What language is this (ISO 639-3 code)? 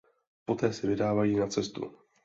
ces